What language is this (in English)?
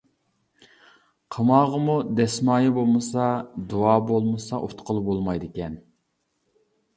Uyghur